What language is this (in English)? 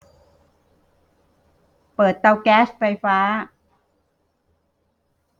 Thai